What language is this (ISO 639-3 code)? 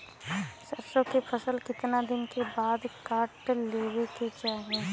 bho